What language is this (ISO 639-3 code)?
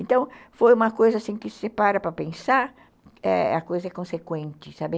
por